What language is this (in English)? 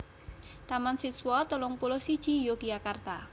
Javanese